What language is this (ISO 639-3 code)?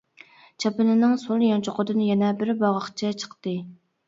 uig